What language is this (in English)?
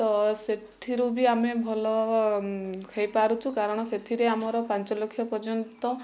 Odia